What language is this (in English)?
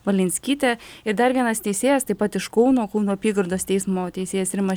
Lithuanian